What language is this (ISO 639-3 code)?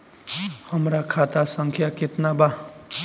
bho